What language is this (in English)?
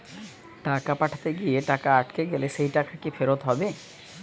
Bangla